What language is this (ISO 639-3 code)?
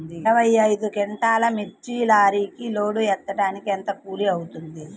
tel